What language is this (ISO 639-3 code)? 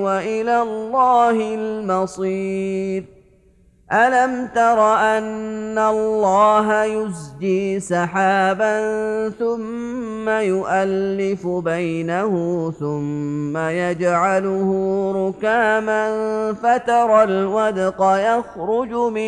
ara